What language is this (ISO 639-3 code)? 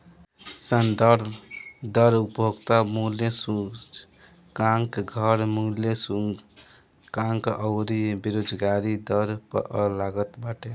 bho